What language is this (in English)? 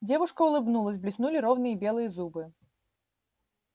Russian